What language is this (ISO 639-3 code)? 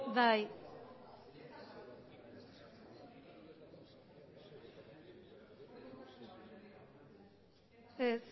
eus